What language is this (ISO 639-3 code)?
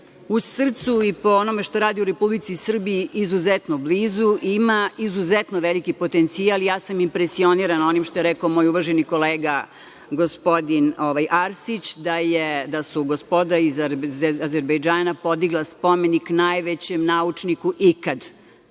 srp